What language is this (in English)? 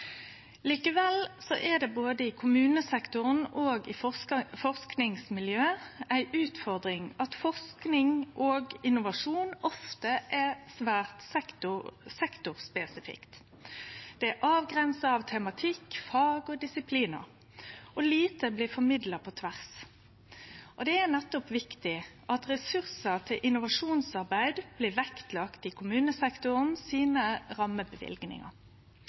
Norwegian Nynorsk